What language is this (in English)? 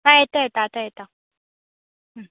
Konkani